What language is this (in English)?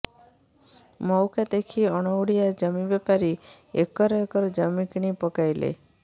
Odia